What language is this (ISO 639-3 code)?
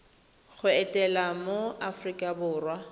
tsn